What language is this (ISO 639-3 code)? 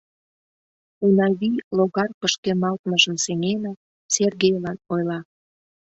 chm